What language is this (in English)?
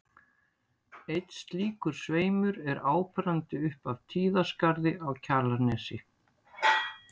Icelandic